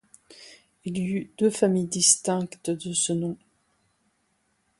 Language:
French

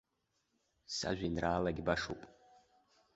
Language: Abkhazian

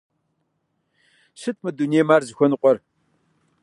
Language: Kabardian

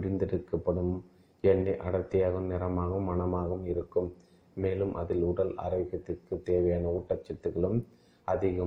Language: Tamil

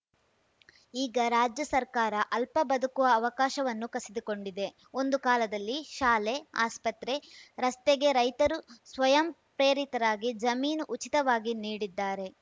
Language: Kannada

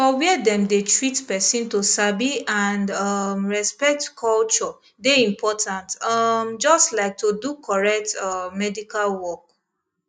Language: Nigerian Pidgin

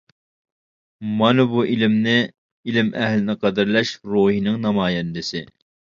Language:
Uyghur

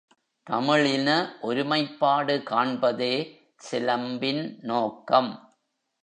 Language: Tamil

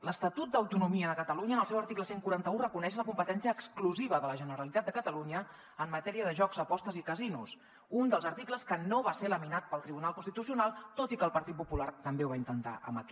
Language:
Catalan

